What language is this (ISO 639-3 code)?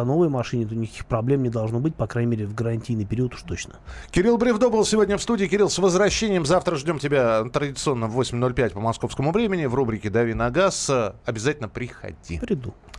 rus